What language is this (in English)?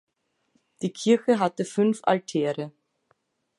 German